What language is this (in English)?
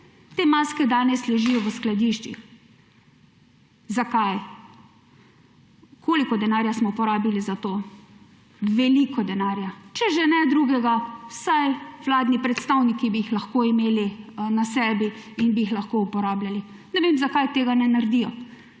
Slovenian